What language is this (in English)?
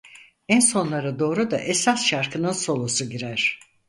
Turkish